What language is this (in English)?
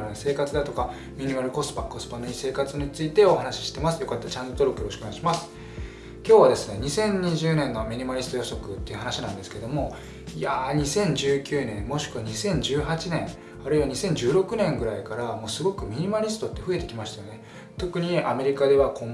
Japanese